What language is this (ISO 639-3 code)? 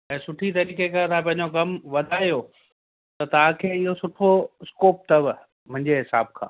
snd